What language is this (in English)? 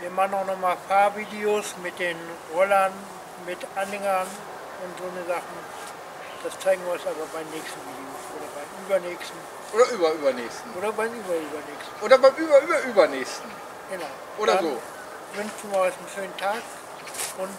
German